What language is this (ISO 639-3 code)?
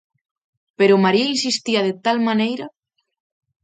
glg